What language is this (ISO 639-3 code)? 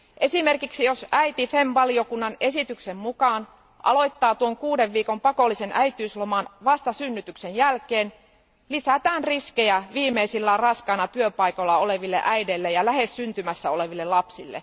fin